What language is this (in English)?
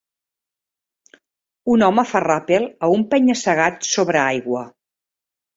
Catalan